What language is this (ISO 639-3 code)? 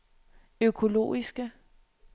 dan